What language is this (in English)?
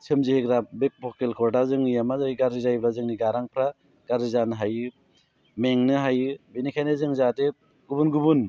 Bodo